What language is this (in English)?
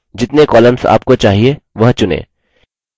Hindi